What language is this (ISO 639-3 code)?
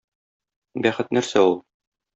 tat